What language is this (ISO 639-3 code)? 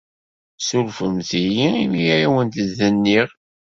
kab